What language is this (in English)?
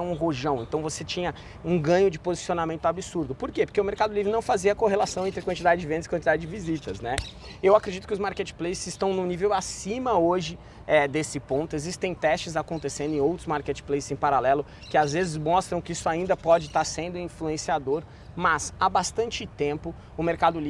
Portuguese